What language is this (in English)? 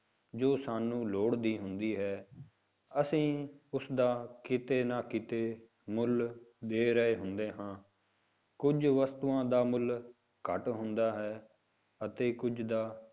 Punjabi